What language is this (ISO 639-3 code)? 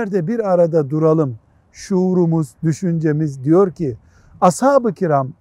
tur